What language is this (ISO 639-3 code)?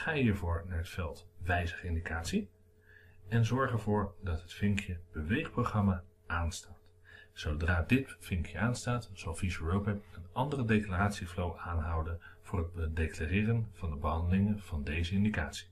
nld